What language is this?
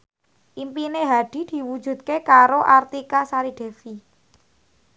Javanese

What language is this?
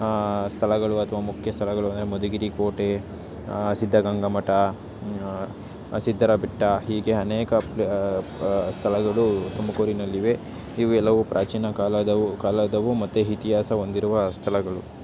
Kannada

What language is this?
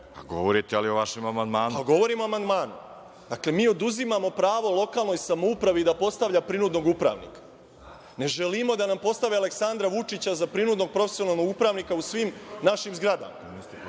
Serbian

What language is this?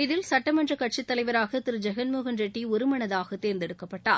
Tamil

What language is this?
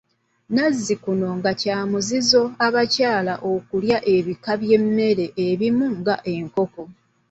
Ganda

